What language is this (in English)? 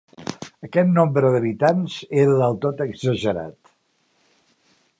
Catalan